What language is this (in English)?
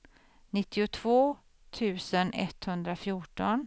Swedish